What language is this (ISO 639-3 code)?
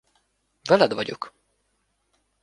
hun